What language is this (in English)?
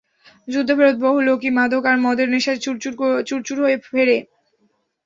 Bangla